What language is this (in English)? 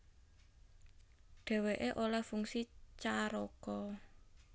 Javanese